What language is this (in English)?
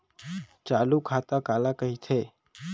Chhattisgarhi